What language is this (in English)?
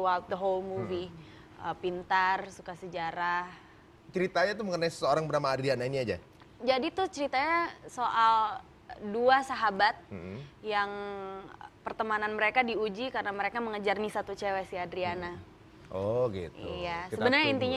Indonesian